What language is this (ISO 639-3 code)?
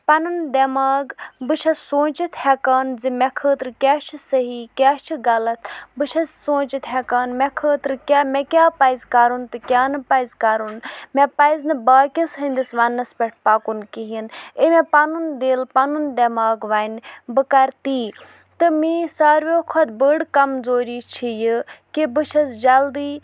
kas